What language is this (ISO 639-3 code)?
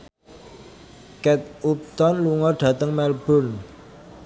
jav